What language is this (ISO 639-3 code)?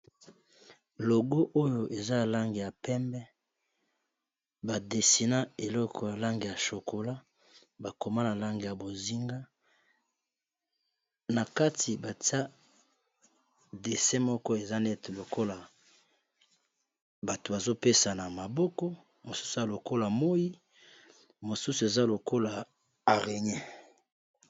lin